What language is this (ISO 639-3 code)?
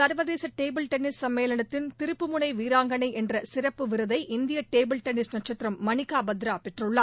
tam